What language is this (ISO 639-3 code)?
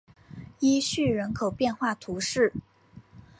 zho